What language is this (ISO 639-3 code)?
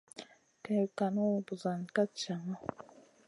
mcn